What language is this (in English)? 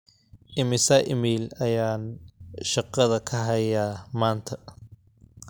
Somali